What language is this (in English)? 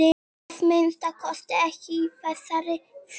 Icelandic